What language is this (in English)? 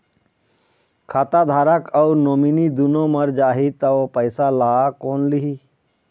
Chhattisgarhi